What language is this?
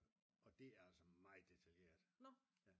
Danish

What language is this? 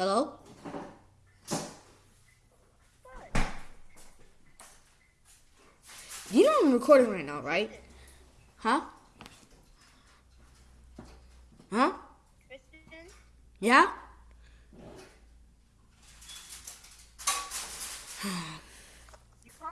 English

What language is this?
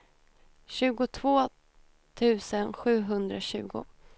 Swedish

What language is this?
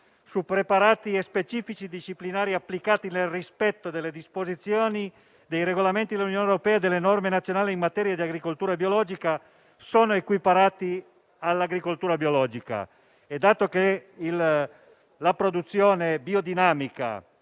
Italian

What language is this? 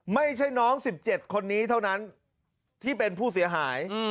Thai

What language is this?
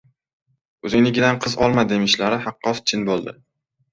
Uzbek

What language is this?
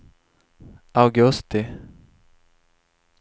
Swedish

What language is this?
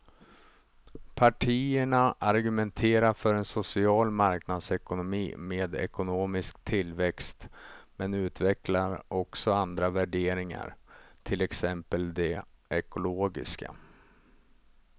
Swedish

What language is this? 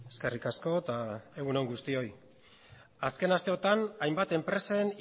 Basque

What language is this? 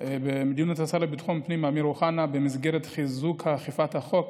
Hebrew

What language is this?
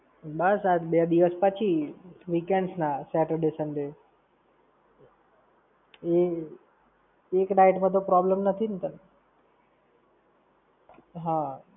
Gujarati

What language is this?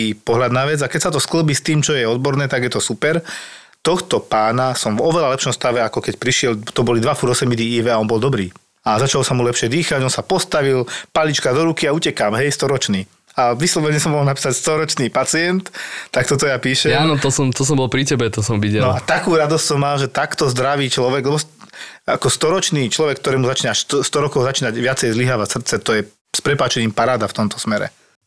Slovak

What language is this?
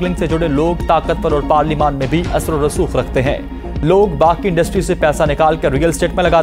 Hindi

